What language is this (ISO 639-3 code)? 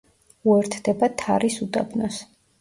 kat